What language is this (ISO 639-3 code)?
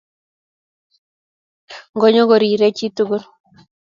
kln